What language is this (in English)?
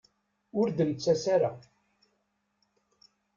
Kabyle